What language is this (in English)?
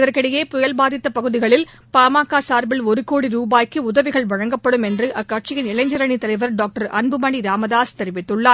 Tamil